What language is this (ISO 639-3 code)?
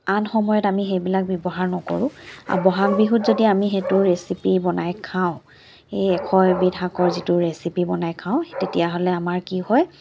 asm